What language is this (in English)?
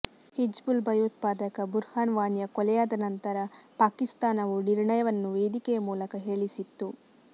Kannada